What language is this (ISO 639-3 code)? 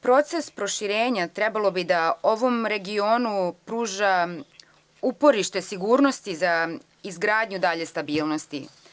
srp